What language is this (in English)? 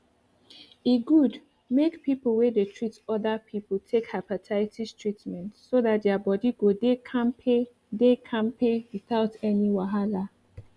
Nigerian Pidgin